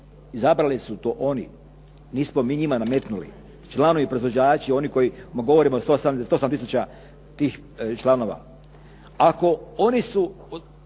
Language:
Croatian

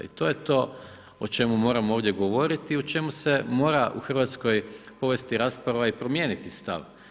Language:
Croatian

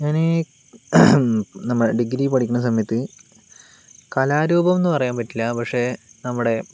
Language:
Malayalam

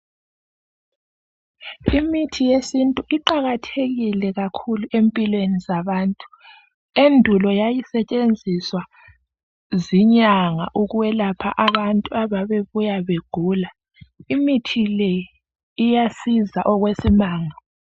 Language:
North Ndebele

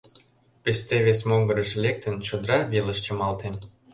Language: Mari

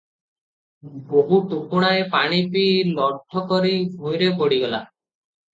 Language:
Odia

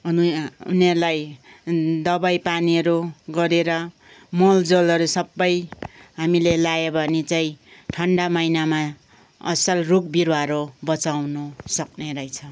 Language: Nepali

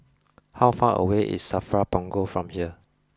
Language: English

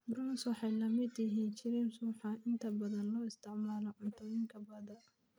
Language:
Somali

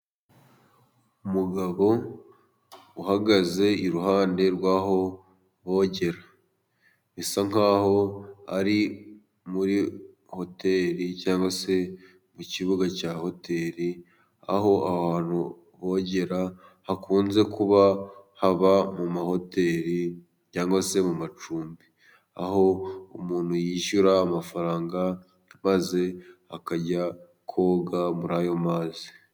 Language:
Kinyarwanda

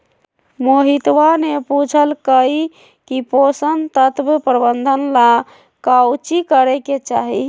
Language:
Magahi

